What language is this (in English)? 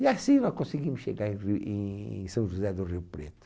Portuguese